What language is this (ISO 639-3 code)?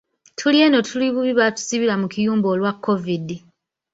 lug